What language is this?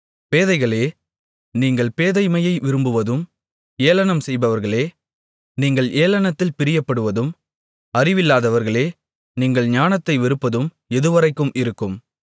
Tamil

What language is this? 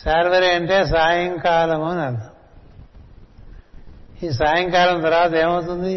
Telugu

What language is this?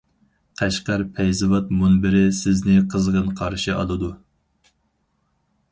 Uyghur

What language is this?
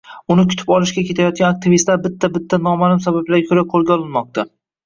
Uzbek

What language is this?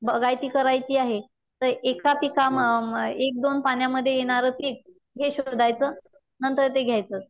Marathi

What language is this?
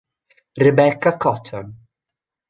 Italian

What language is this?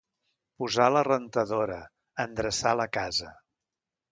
Catalan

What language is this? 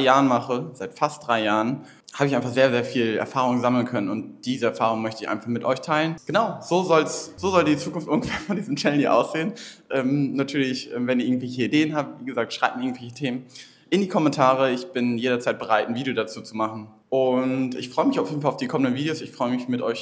German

